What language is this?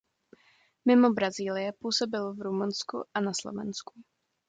Czech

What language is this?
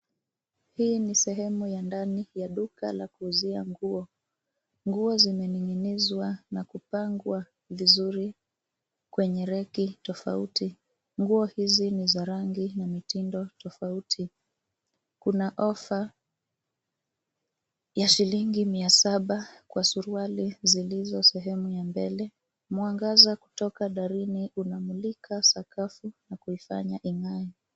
Swahili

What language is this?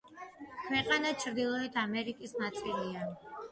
Georgian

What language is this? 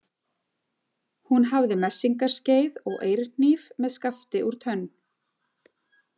Icelandic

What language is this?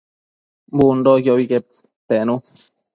Matsés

